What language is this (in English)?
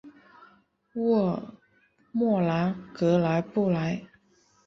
Chinese